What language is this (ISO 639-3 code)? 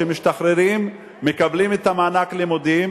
heb